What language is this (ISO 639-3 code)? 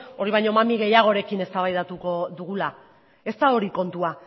eus